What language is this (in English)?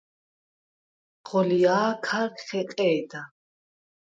Svan